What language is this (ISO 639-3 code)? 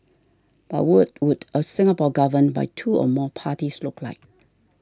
eng